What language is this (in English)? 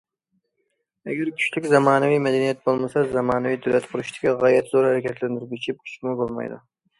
Uyghur